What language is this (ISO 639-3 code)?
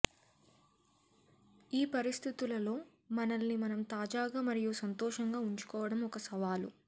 tel